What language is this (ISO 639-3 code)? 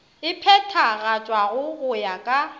nso